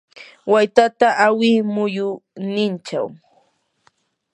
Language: Yanahuanca Pasco Quechua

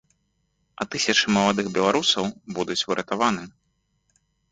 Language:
Belarusian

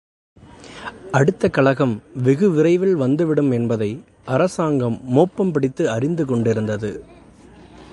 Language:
Tamil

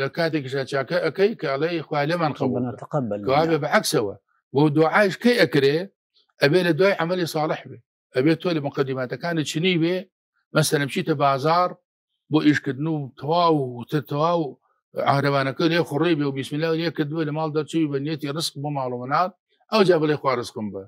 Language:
Arabic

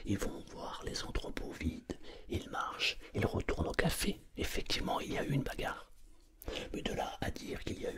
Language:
French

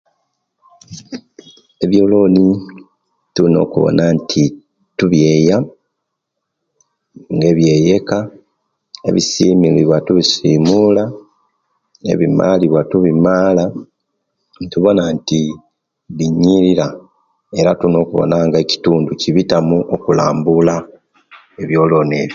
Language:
Kenyi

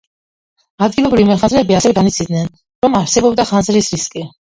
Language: Georgian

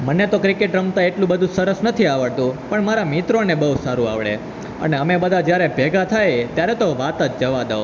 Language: Gujarati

